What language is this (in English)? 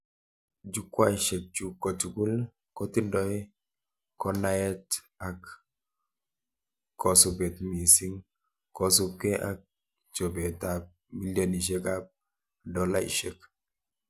Kalenjin